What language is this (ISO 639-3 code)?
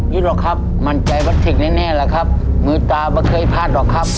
tha